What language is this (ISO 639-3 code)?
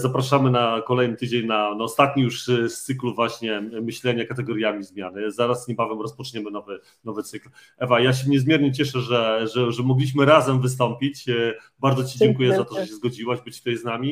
pol